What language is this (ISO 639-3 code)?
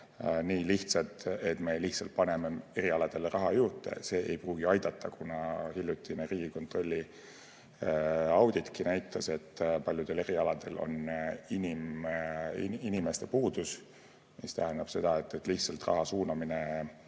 est